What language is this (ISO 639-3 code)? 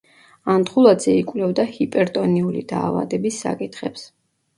kat